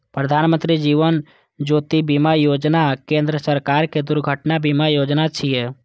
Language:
Maithili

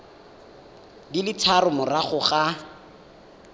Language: Tswana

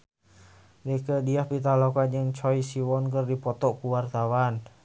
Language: Sundanese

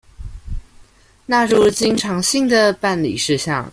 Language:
Chinese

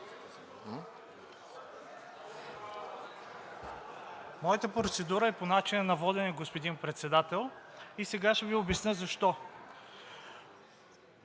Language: Bulgarian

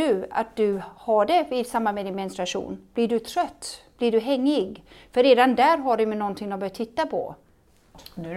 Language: Swedish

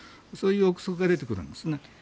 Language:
Japanese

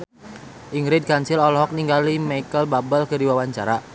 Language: Sundanese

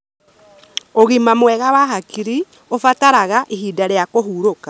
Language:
Kikuyu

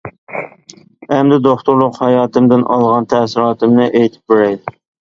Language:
Uyghur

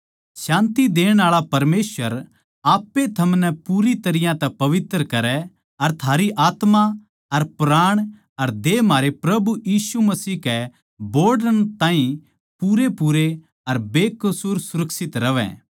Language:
Haryanvi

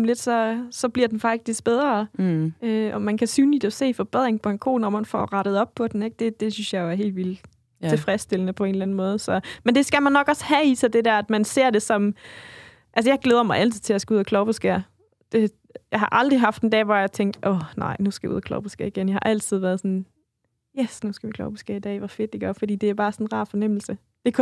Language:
Danish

